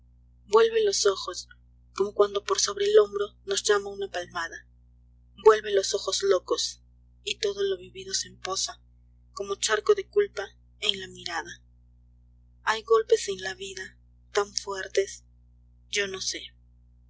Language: Spanish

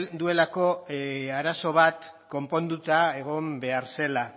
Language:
Basque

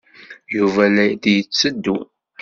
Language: Kabyle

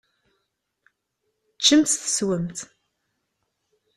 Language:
Kabyle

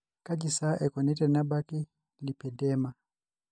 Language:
Masai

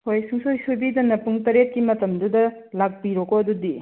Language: Manipuri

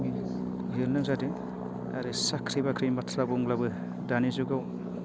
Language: Bodo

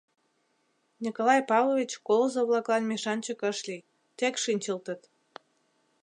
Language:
Mari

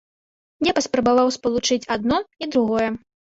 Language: Belarusian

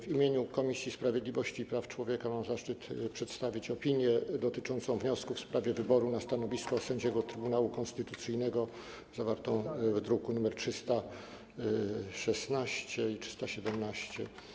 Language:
Polish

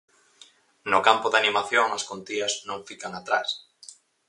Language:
Galician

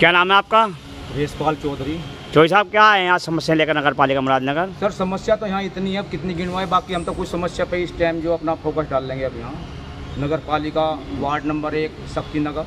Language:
Hindi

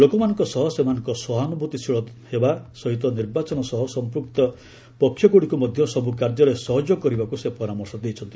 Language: Odia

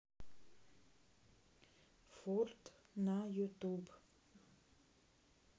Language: Russian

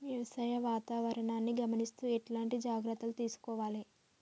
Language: Telugu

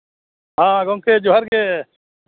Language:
Santali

